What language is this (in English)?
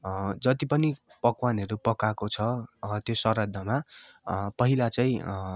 Nepali